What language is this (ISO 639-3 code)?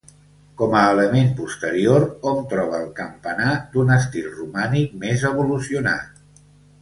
cat